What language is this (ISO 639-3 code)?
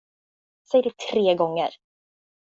swe